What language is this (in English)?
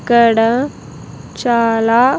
Telugu